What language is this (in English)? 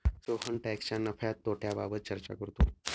Marathi